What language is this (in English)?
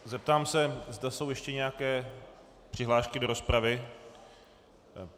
Czech